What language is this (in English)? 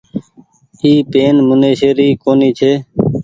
Goaria